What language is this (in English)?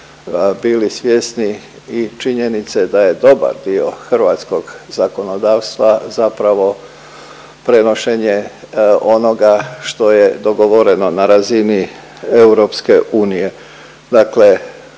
Croatian